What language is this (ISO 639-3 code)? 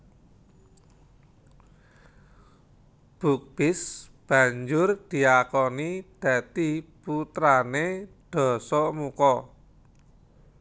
jav